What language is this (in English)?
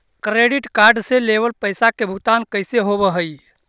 Magahi